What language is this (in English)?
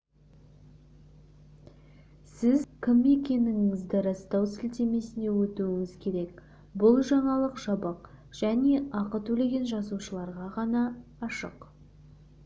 Kazakh